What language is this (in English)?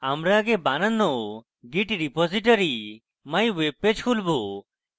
Bangla